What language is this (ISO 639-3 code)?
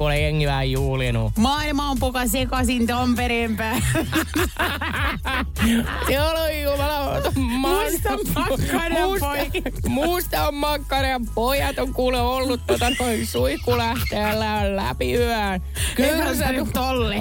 fin